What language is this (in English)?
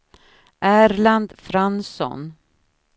Swedish